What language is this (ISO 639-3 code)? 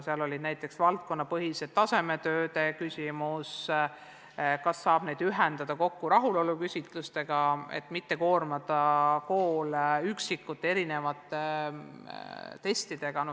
est